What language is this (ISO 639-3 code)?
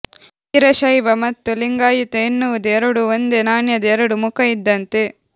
kan